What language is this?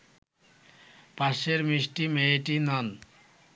Bangla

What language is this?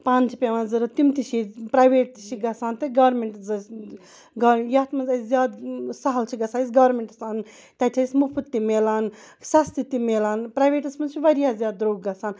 Kashmiri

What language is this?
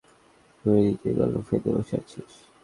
Bangla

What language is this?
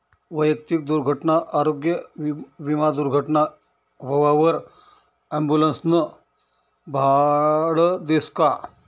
Marathi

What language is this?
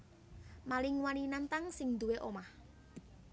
Javanese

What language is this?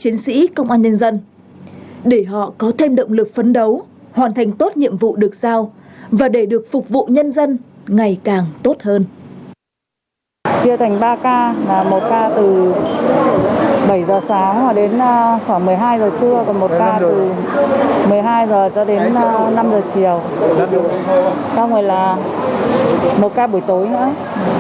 Vietnamese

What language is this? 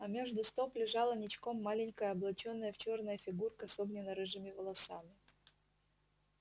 Russian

